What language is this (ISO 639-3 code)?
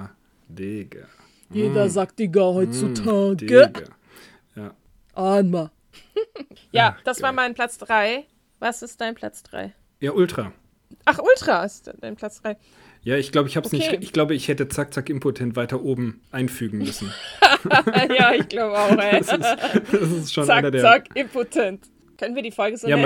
deu